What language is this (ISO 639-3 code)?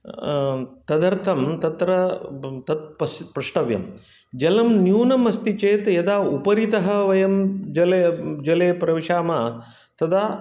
san